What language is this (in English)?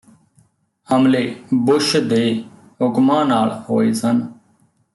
Punjabi